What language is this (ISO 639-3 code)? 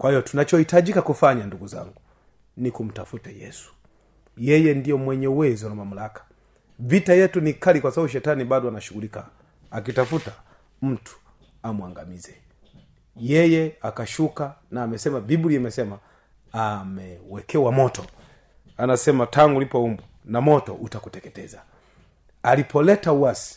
swa